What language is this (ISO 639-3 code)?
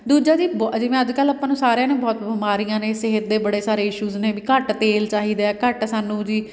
pan